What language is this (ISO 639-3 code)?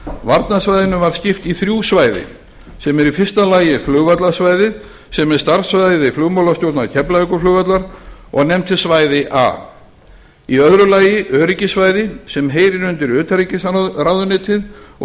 isl